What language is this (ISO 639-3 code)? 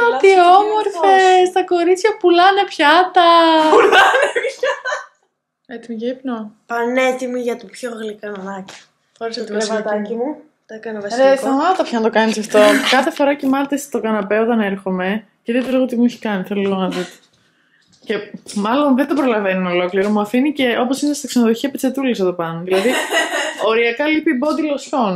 ell